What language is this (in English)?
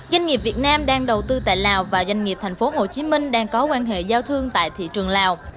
Vietnamese